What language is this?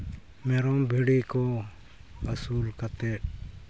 Santali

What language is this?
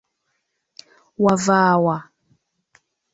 Ganda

